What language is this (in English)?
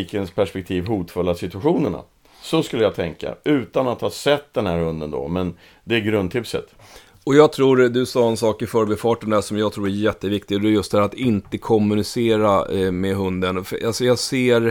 Swedish